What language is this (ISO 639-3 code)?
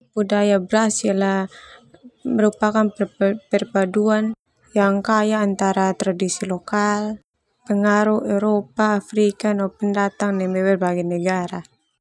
twu